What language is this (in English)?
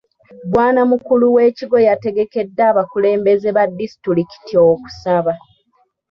Ganda